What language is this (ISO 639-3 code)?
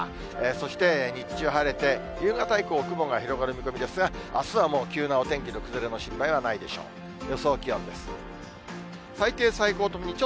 jpn